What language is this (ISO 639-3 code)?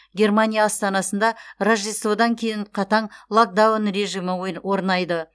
kaz